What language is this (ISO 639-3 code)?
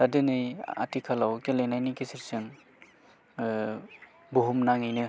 brx